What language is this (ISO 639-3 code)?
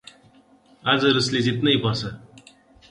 nep